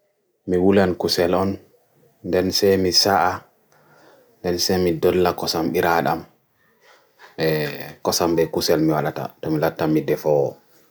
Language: Bagirmi Fulfulde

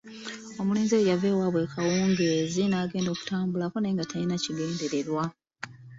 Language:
Ganda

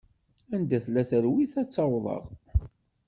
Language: Kabyle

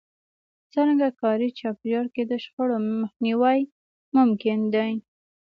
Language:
Pashto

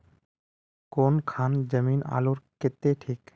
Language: Magahi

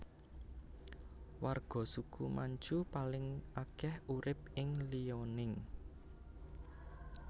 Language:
Javanese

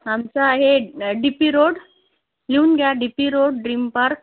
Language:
Marathi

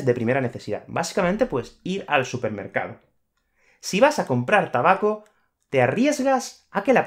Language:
Spanish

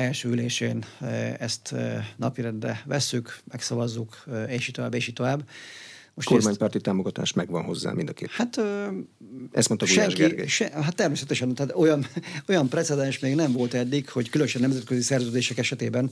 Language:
Hungarian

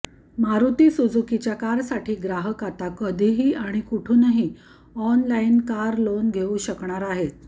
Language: Marathi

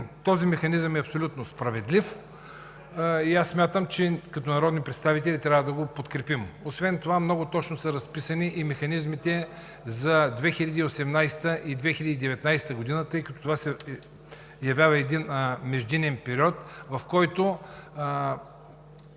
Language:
Bulgarian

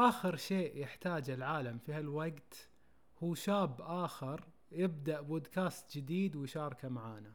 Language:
Arabic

